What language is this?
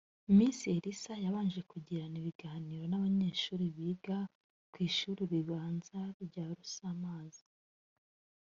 Kinyarwanda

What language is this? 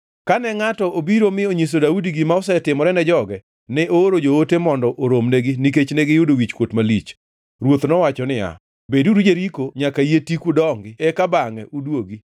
Luo (Kenya and Tanzania)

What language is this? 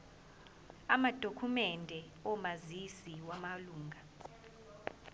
Zulu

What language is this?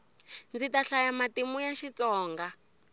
Tsonga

